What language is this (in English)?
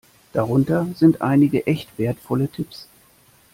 German